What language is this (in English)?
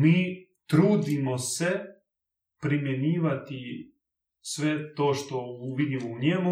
Croatian